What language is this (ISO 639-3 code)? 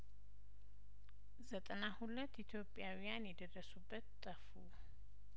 amh